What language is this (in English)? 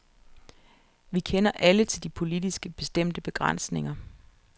Danish